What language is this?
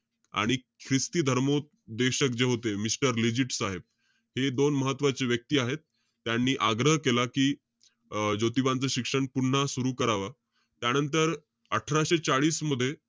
Marathi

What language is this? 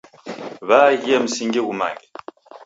Taita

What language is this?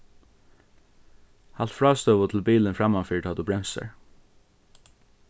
Faroese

